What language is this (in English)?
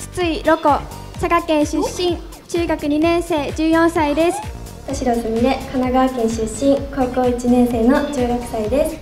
Japanese